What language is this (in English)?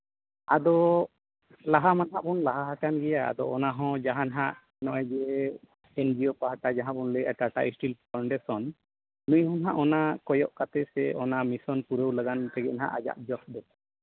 Santali